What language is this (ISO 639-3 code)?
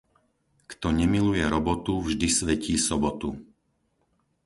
slk